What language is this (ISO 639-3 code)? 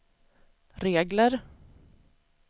swe